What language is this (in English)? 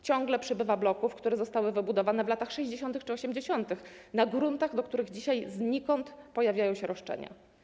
Polish